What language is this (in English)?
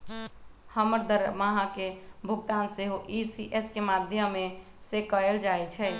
Magahi